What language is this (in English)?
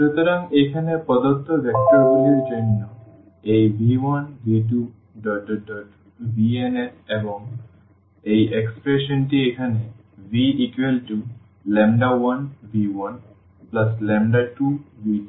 Bangla